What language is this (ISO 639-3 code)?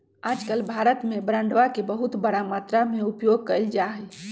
mag